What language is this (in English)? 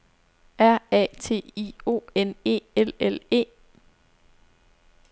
Danish